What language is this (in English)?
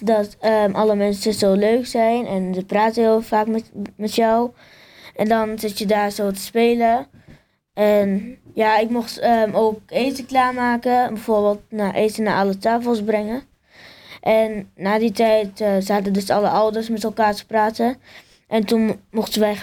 Dutch